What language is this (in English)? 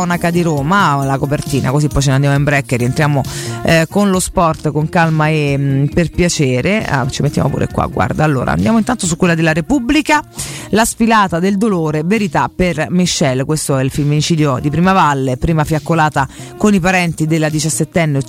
Italian